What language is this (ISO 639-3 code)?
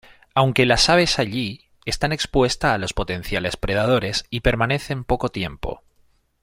spa